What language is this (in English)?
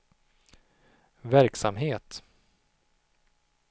Swedish